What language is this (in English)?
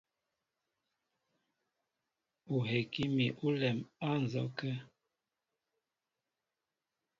Mbo (Cameroon)